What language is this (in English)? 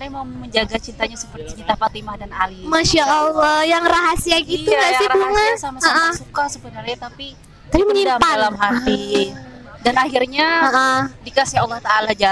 Indonesian